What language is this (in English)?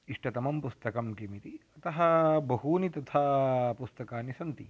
Sanskrit